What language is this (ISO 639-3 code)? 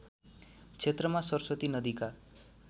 nep